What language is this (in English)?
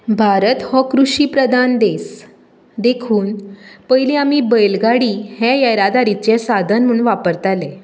Konkani